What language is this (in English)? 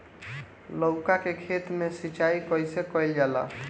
Bhojpuri